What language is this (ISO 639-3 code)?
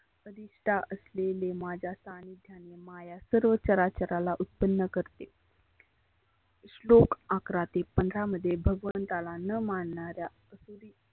mar